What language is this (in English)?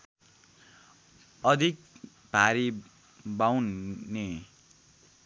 Nepali